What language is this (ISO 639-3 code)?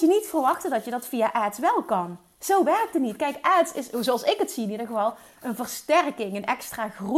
nld